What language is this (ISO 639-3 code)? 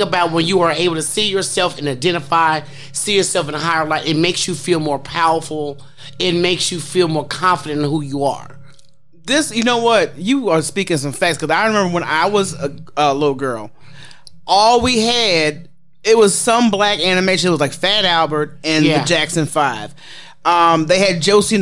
eng